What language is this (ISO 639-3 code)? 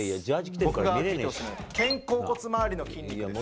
jpn